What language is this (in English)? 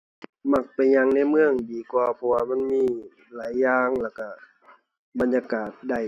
Thai